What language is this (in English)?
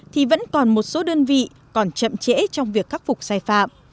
Vietnamese